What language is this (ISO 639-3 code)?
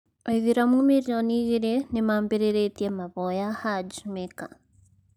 kik